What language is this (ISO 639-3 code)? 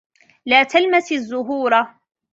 ara